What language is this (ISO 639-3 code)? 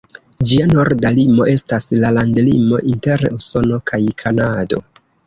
epo